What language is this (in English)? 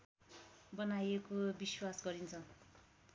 Nepali